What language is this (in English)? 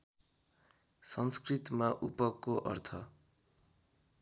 Nepali